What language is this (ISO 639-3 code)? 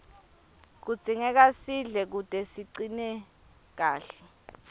ssw